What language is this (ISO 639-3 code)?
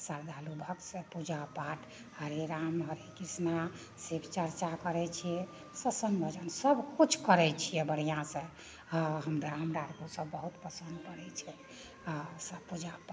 mai